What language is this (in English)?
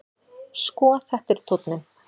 Icelandic